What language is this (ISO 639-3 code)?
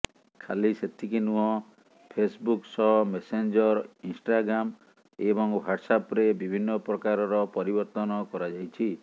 ori